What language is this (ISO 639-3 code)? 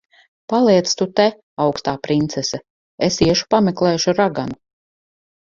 lav